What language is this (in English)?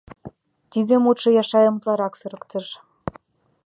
Mari